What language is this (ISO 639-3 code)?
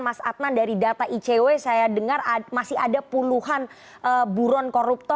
ind